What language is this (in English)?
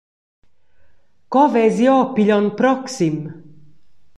Romansh